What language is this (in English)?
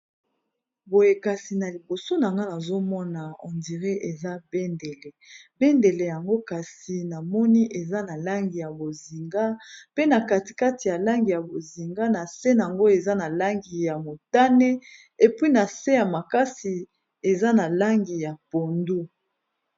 Lingala